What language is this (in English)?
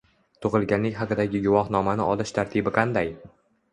Uzbek